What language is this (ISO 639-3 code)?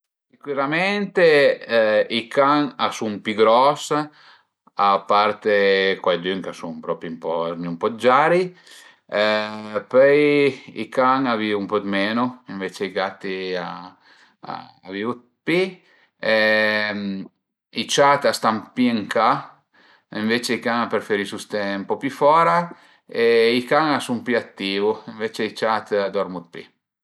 pms